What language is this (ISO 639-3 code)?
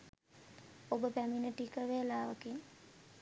sin